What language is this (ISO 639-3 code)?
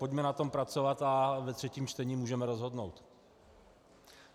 ces